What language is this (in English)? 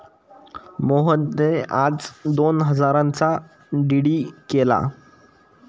Marathi